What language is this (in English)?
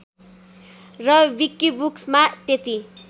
Nepali